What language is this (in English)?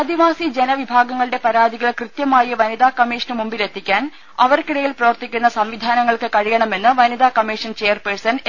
Malayalam